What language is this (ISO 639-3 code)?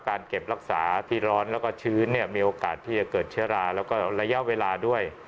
tha